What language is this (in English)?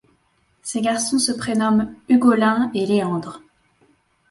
French